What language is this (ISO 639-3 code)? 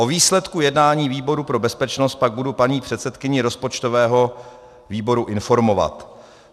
ces